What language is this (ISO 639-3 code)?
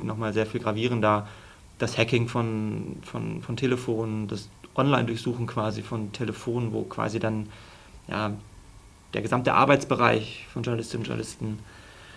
deu